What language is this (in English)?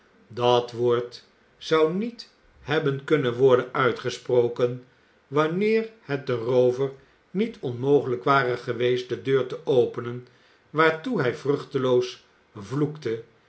Dutch